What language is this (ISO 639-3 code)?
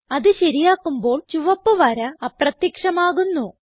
mal